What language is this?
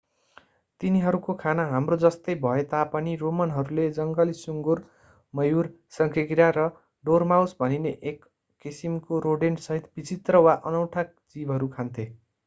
Nepali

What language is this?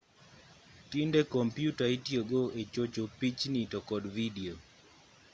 Luo (Kenya and Tanzania)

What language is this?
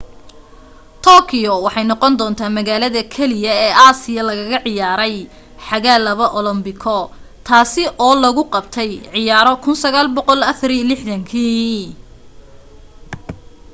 Somali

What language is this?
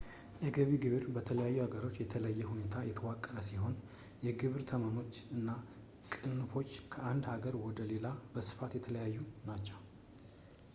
Amharic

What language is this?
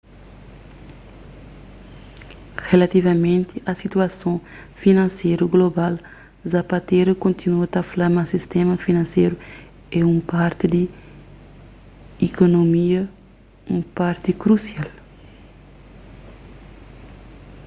Kabuverdianu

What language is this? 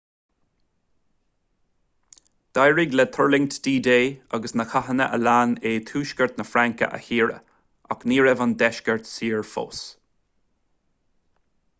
Irish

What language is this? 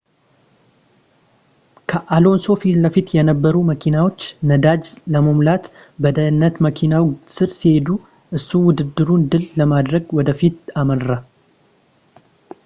Amharic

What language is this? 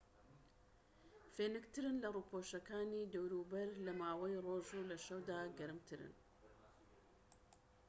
Central Kurdish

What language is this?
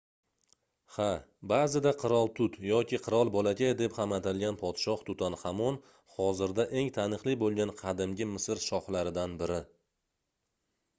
Uzbek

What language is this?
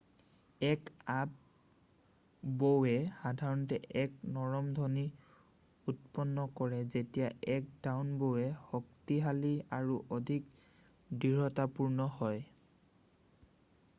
Assamese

